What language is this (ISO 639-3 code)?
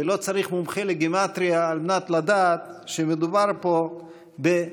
heb